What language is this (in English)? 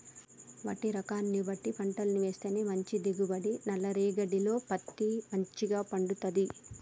Telugu